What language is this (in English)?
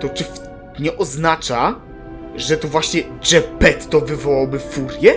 Polish